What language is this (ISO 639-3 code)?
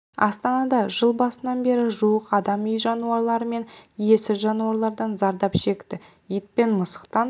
kaz